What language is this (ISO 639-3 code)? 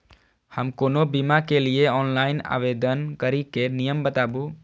mai